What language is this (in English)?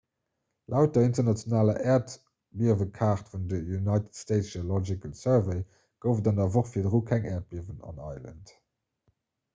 Luxembourgish